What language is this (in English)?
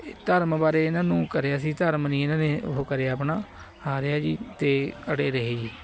Punjabi